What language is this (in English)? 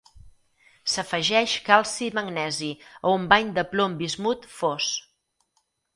Catalan